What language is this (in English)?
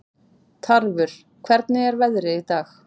Icelandic